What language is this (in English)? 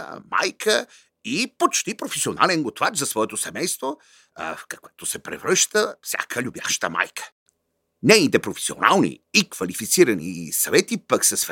Bulgarian